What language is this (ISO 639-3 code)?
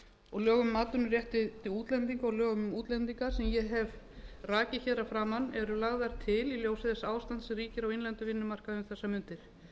isl